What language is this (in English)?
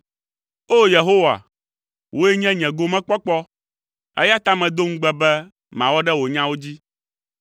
Ewe